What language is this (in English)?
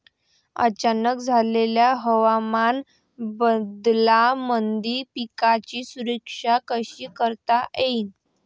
Marathi